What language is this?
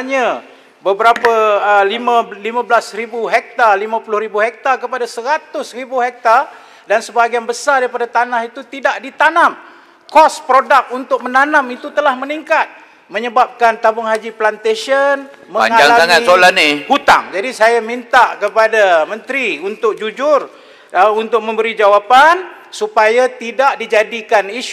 Malay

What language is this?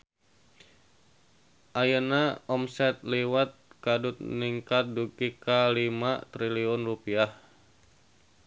Sundanese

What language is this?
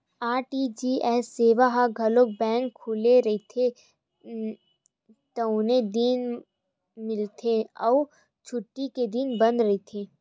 Chhattisgarhi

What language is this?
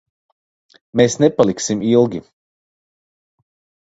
Latvian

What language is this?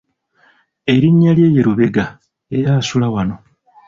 Ganda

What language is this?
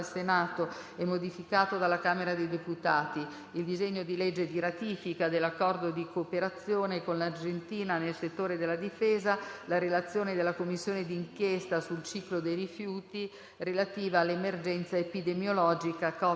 Italian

